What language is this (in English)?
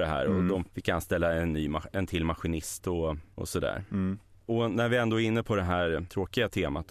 Swedish